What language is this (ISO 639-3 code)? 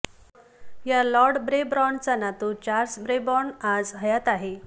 mar